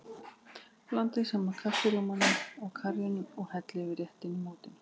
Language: Icelandic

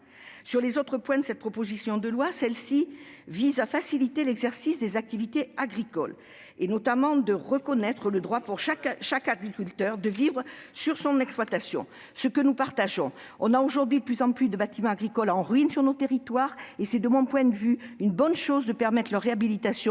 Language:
French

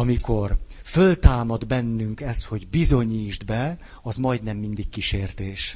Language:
Hungarian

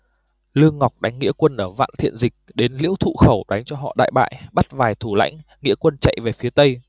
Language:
Vietnamese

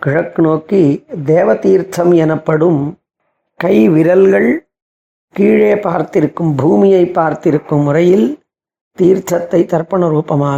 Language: Tamil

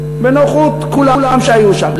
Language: Hebrew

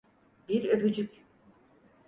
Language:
Turkish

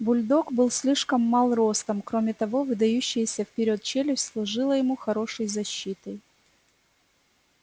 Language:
Russian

